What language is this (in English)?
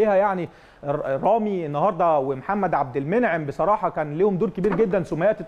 Arabic